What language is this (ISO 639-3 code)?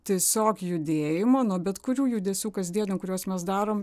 lit